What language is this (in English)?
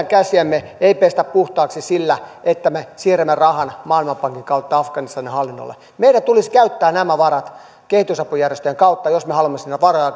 Finnish